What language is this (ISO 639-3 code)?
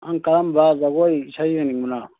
mni